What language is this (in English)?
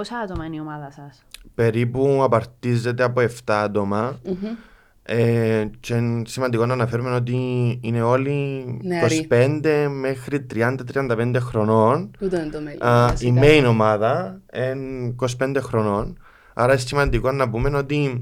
Greek